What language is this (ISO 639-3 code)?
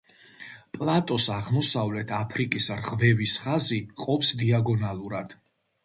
kat